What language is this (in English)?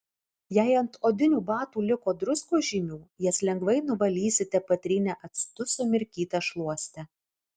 Lithuanian